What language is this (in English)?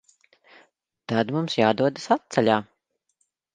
Latvian